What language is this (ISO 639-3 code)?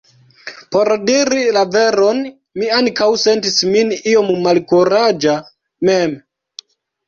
epo